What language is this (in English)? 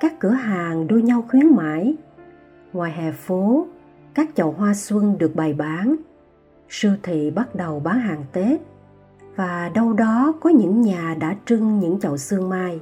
Vietnamese